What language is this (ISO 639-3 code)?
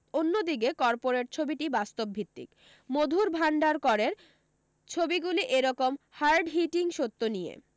ben